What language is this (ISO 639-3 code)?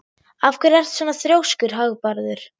isl